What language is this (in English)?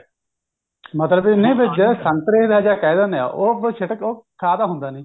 Punjabi